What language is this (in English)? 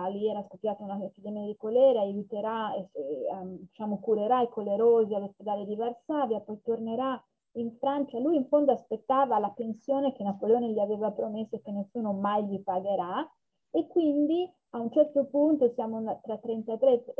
Italian